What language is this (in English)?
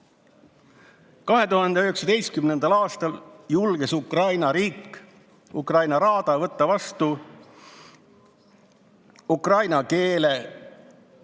Estonian